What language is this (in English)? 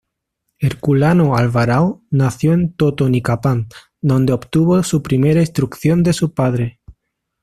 Spanish